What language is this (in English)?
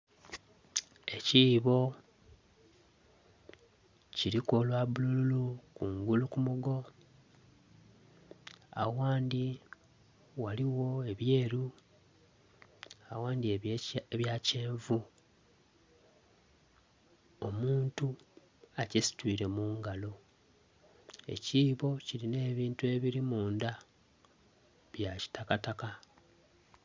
Soga